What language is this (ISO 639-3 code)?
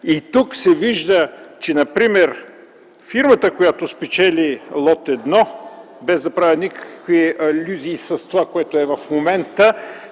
bul